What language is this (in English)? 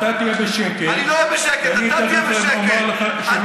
Hebrew